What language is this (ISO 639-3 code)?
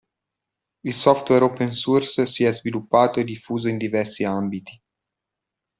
ita